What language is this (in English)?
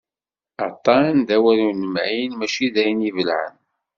Kabyle